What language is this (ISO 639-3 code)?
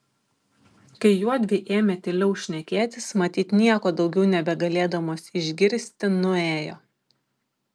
lit